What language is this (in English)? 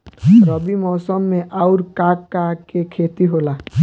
Bhojpuri